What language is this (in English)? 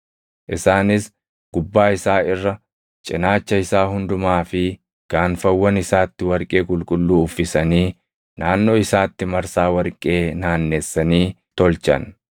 Oromo